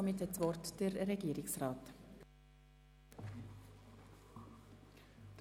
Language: Swiss German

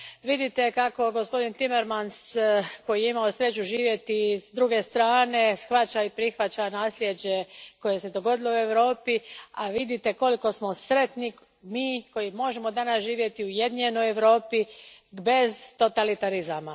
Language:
Croatian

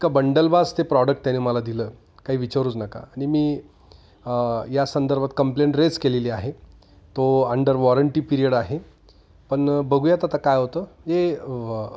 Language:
Marathi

